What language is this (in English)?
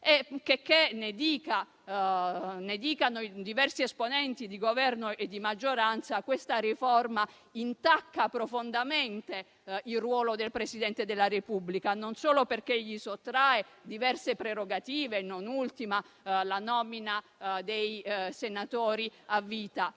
Italian